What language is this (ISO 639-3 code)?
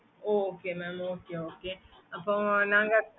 tam